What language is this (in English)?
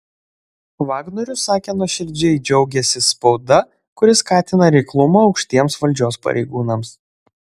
Lithuanian